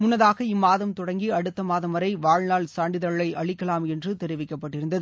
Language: Tamil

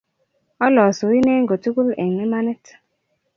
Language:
Kalenjin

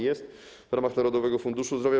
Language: Polish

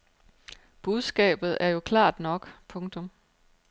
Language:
Danish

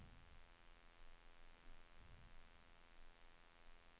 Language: Norwegian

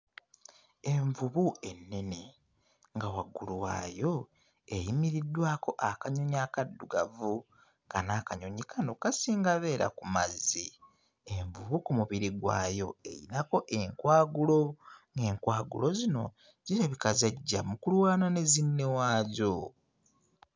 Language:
Ganda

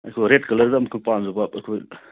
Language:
Manipuri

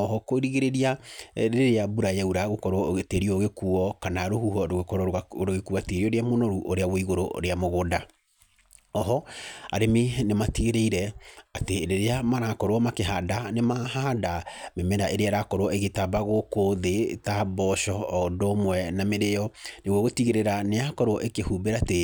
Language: Kikuyu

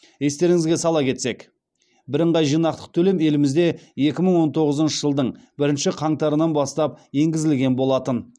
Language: Kazakh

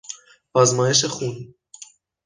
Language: Persian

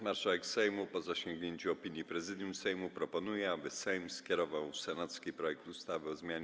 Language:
Polish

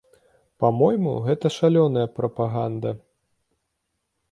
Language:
Belarusian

